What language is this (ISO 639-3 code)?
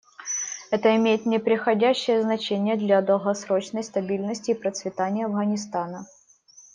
rus